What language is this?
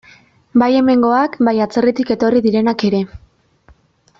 Basque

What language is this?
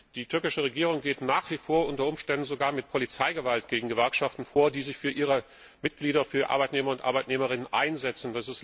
German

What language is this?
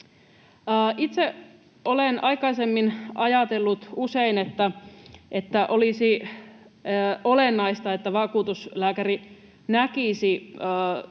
Finnish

